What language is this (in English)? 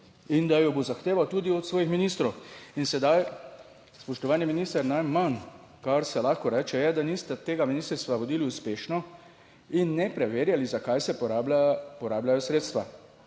Slovenian